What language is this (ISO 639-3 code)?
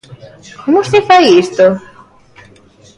glg